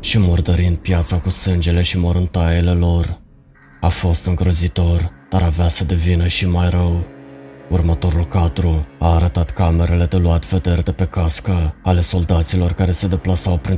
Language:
Romanian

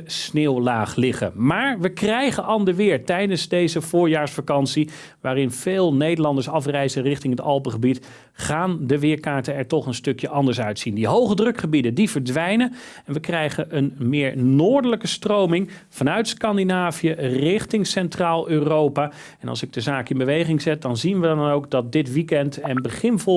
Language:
Dutch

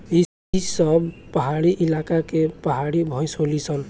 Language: Bhojpuri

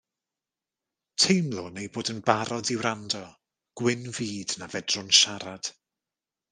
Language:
Welsh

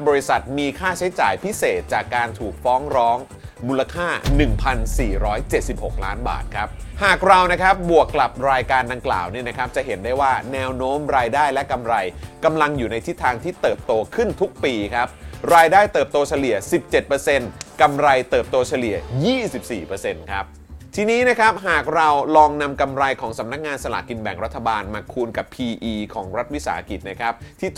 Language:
Thai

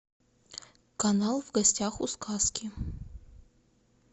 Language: Russian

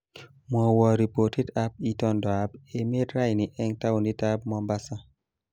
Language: Kalenjin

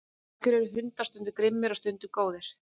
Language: Icelandic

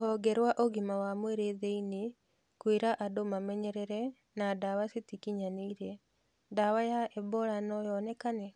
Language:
Kikuyu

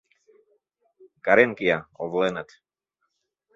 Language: Mari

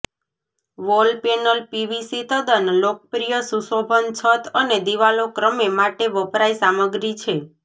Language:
Gujarati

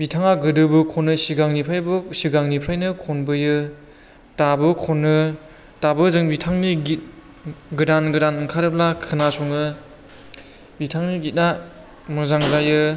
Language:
Bodo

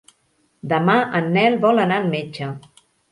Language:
Catalan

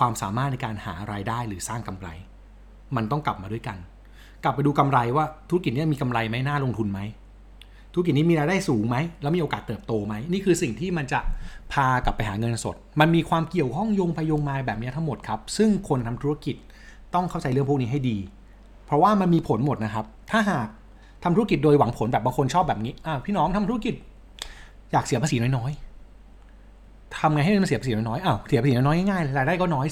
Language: Thai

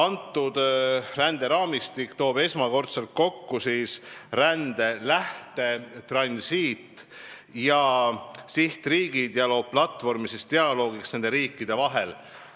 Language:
Estonian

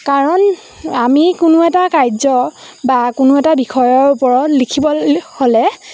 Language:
Assamese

